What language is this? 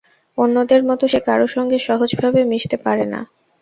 Bangla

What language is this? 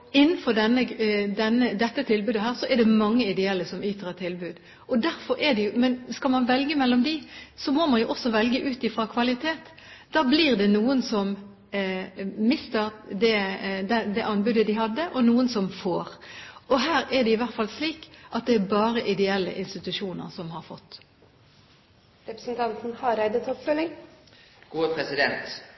Norwegian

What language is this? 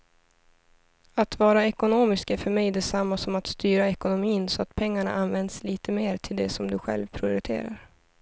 Swedish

